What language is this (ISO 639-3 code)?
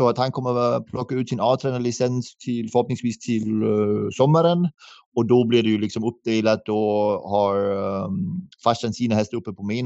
swe